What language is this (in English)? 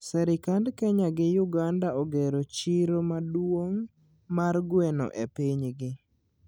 Luo (Kenya and Tanzania)